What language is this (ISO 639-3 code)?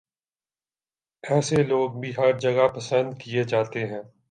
urd